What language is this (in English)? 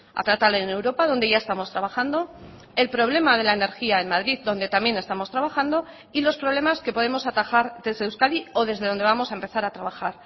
Spanish